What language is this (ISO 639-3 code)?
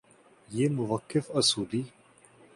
urd